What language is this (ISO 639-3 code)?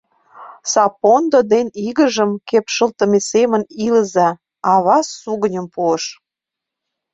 chm